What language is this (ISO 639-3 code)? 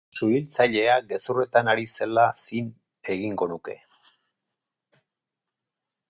eus